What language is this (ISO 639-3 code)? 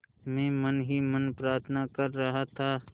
hin